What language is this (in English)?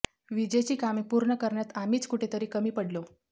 Marathi